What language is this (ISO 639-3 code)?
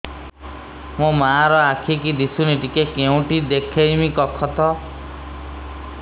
ori